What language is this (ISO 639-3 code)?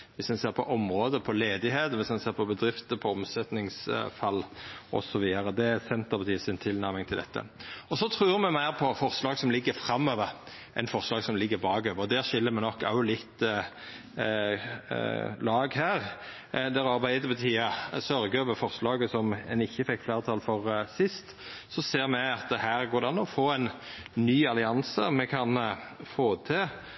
nno